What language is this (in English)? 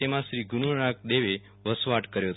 Gujarati